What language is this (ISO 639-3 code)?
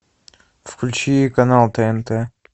rus